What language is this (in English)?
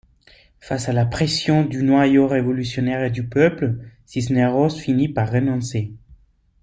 French